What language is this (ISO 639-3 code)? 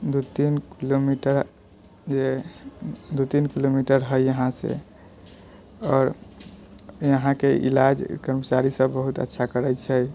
mai